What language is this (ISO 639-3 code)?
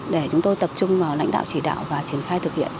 vie